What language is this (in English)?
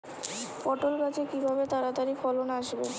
Bangla